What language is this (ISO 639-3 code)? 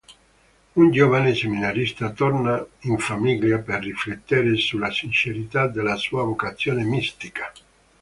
ita